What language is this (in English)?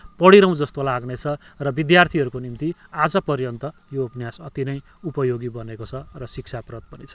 Nepali